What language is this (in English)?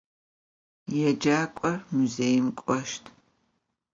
Adyghe